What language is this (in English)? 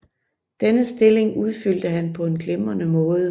Danish